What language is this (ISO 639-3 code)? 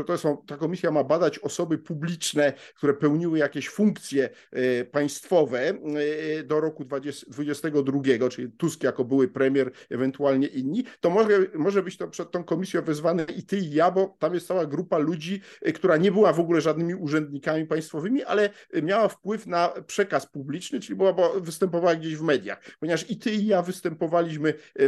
pol